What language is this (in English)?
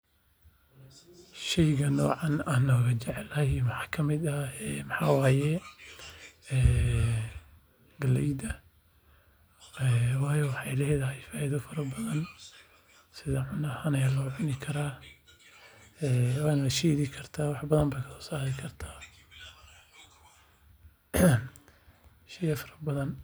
Somali